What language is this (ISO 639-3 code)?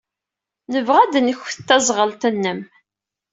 kab